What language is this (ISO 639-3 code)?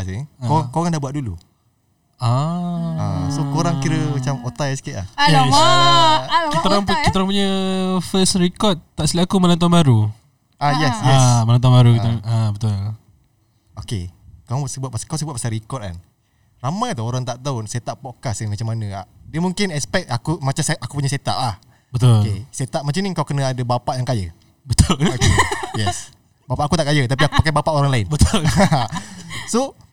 msa